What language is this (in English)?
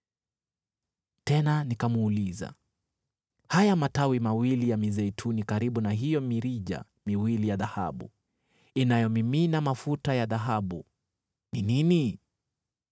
Swahili